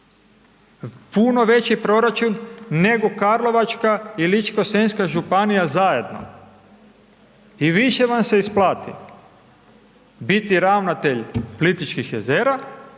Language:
Croatian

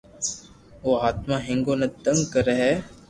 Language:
Loarki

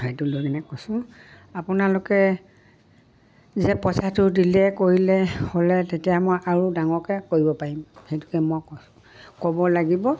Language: Assamese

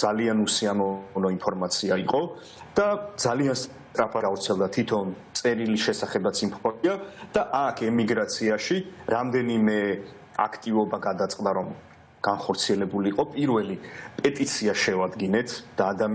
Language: Romanian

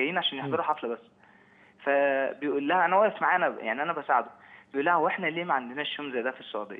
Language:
Arabic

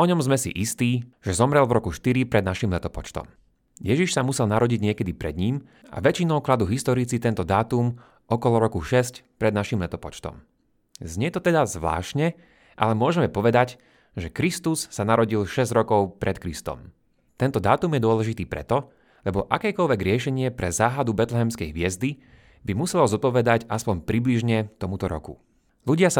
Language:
Slovak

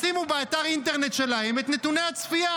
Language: Hebrew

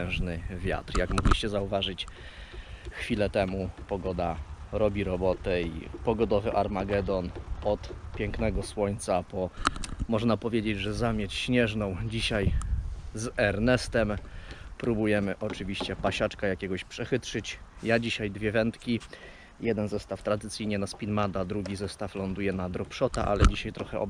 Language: Polish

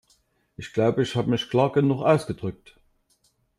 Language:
German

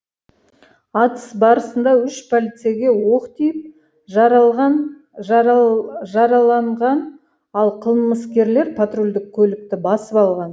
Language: Kazakh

